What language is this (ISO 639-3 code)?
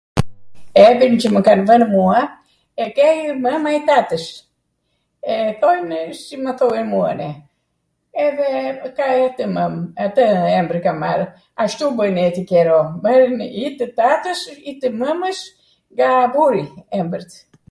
aat